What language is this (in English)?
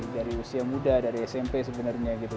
Indonesian